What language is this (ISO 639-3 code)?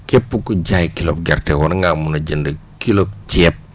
wol